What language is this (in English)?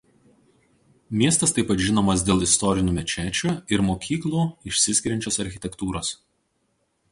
Lithuanian